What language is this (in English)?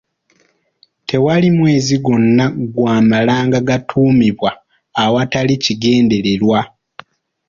Ganda